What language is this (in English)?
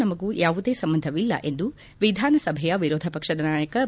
Kannada